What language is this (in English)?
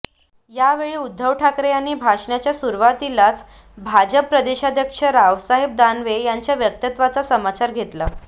Marathi